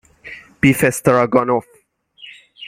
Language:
Persian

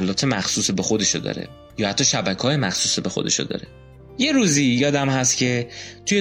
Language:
Persian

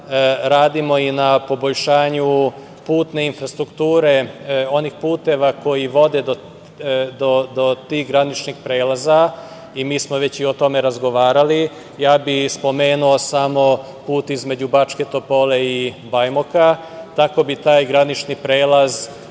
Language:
Serbian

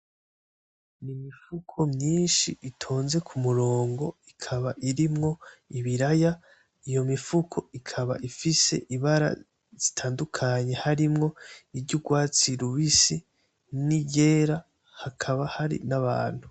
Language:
Rundi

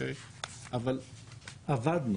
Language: Hebrew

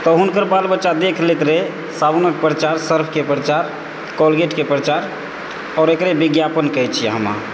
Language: Maithili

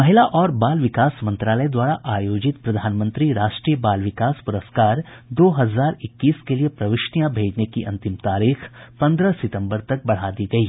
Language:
Hindi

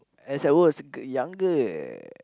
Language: English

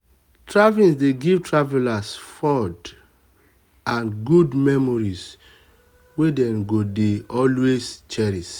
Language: Nigerian Pidgin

